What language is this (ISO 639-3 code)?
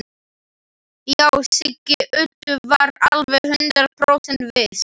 isl